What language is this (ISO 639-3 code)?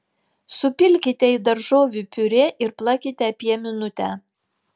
lit